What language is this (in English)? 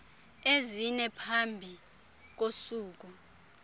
Xhosa